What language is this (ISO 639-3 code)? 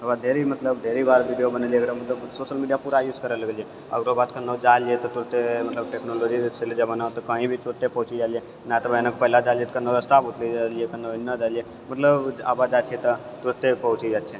mai